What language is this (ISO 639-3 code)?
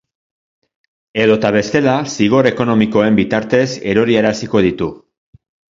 eus